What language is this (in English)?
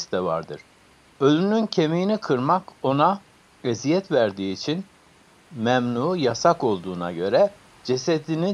Turkish